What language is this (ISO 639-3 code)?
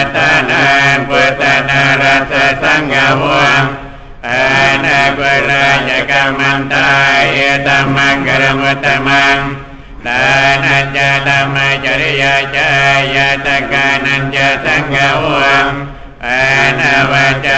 tha